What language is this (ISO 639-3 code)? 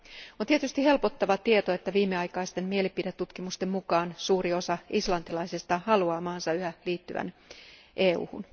fin